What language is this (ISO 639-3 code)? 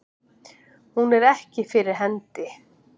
isl